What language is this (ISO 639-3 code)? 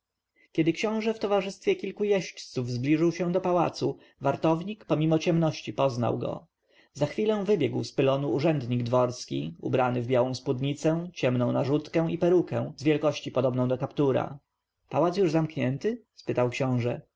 pol